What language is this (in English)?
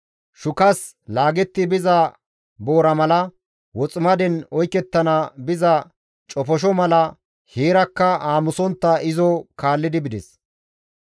Gamo